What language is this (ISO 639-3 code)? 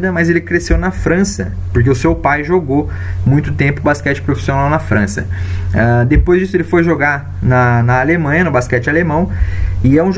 por